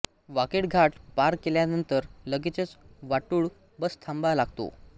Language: Marathi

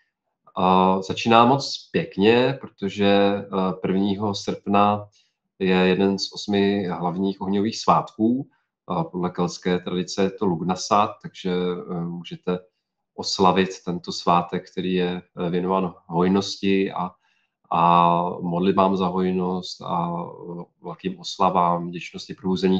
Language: Czech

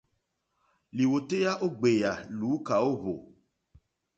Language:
Mokpwe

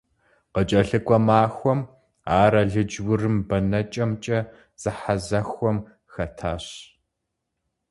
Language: Kabardian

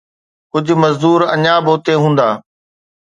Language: Sindhi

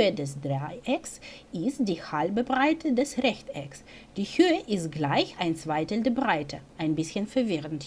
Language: German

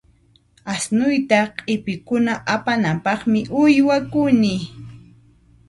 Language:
Puno Quechua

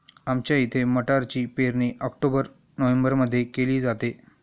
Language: Marathi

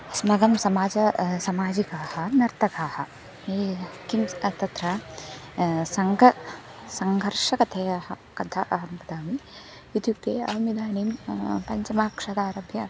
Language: Sanskrit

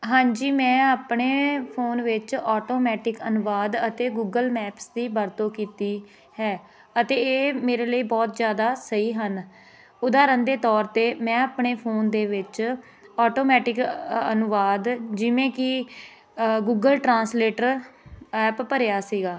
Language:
Punjabi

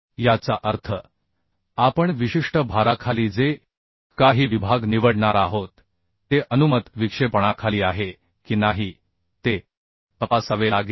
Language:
Marathi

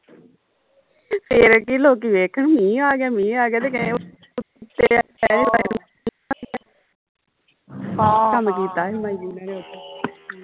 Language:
Punjabi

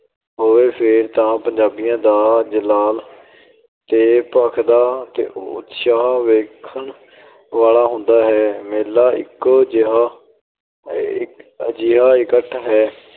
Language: Punjabi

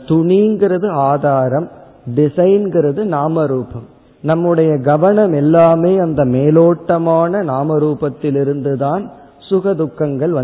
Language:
Tamil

